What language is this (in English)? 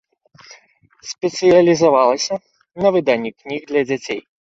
Belarusian